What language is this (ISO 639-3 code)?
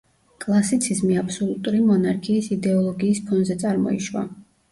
kat